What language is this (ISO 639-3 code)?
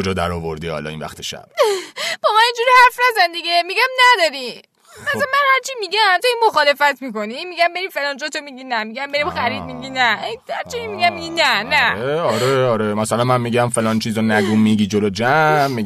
fas